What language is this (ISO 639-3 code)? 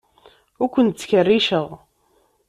kab